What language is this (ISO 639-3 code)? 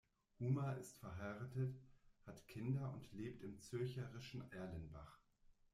deu